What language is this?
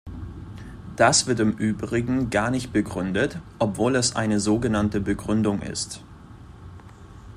German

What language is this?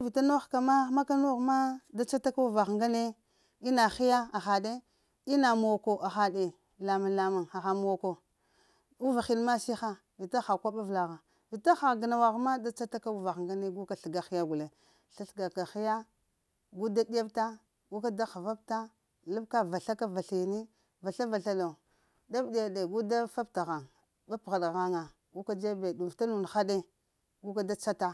Lamang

